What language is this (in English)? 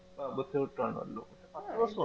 Malayalam